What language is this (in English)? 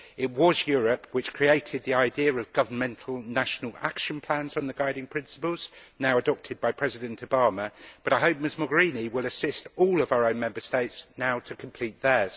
English